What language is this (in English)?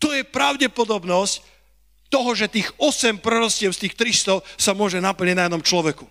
Slovak